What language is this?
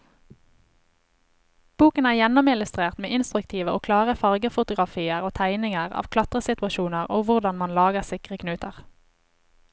Norwegian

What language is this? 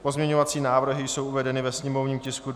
Czech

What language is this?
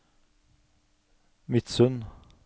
Norwegian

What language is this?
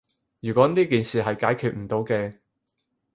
Cantonese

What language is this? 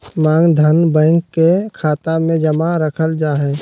Magahi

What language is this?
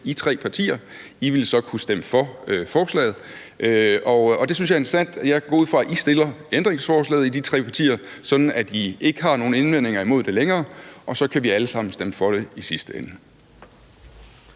Danish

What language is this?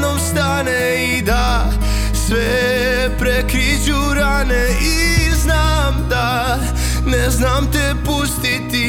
Croatian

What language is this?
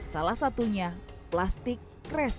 Indonesian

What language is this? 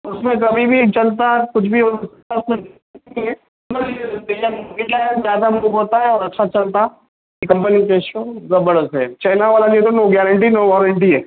Urdu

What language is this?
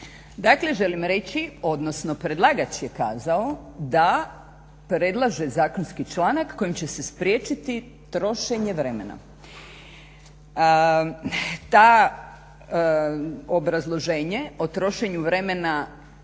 Croatian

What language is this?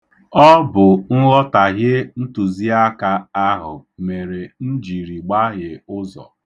Igbo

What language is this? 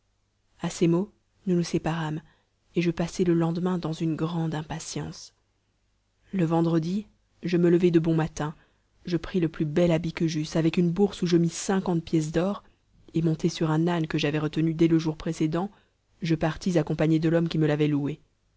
French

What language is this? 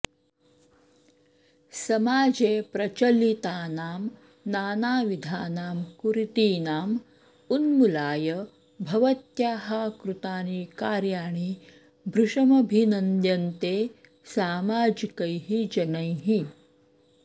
Sanskrit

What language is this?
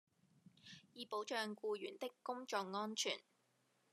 Cantonese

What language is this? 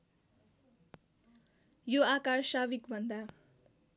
Nepali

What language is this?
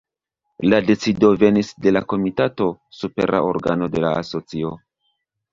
Esperanto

